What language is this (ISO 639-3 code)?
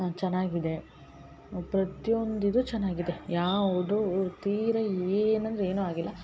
kan